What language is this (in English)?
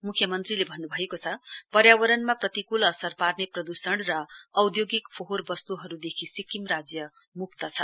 Nepali